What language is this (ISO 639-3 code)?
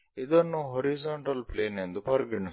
kan